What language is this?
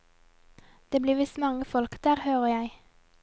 Norwegian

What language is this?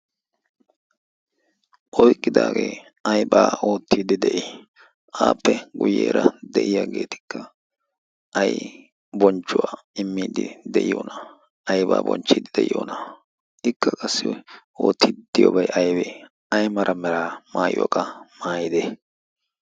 Wolaytta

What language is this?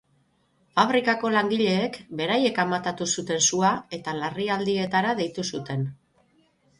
Basque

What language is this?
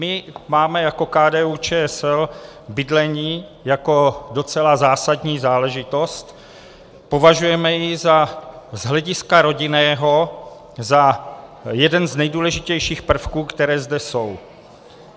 Czech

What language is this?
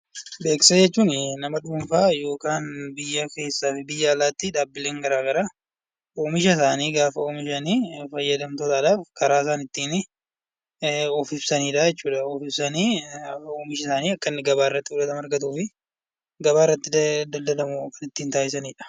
Oromo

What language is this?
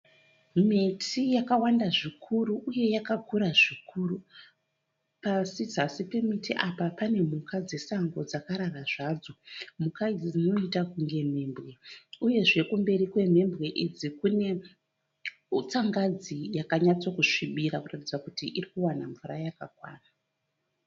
Shona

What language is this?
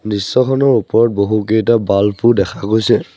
Assamese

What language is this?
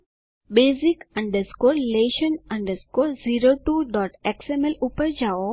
Gujarati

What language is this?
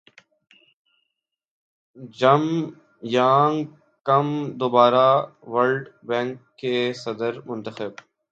Urdu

